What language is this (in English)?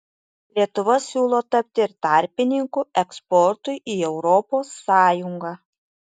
Lithuanian